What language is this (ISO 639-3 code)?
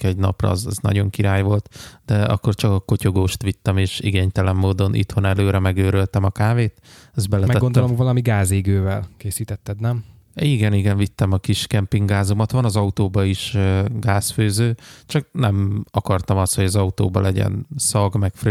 hun